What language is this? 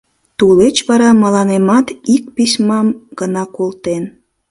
Mari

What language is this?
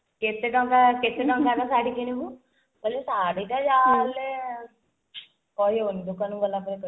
Odia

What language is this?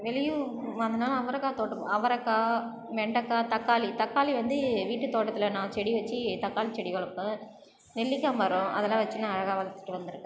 Tamil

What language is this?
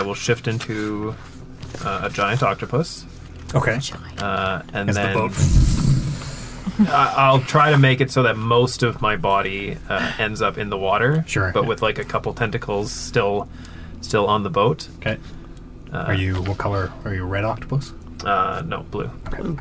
English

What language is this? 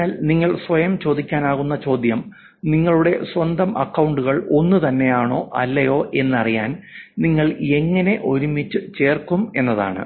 Malayalam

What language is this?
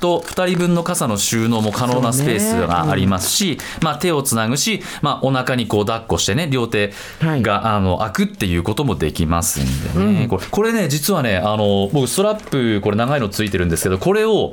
Japanese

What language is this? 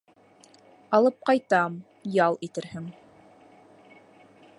Bashkir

